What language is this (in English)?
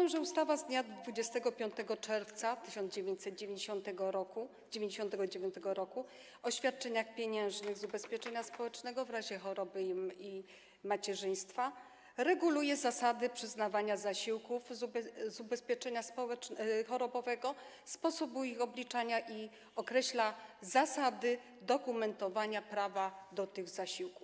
Polish